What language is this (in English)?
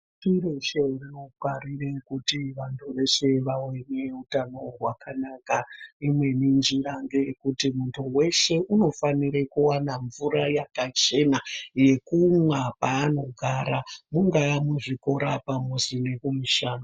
Ndau